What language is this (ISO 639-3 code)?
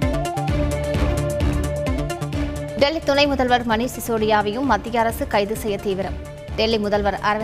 tam